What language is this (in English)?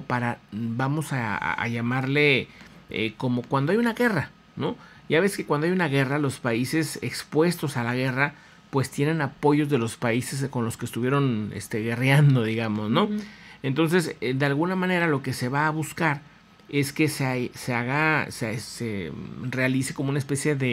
Spanish